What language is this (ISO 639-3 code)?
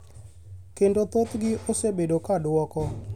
luo